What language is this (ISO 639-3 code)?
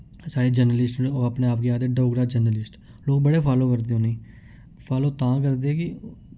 doi